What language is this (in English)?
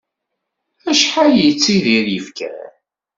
Kabyle